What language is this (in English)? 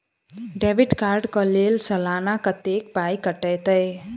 Maithili